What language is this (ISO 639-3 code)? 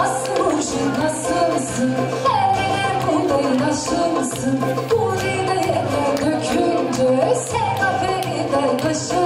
nld